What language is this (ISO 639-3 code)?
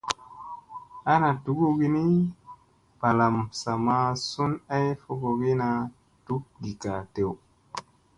mse